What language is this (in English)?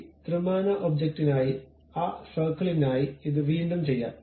Malayalam